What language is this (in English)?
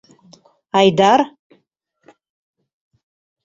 Mari